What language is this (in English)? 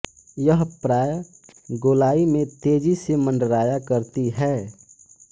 Hindi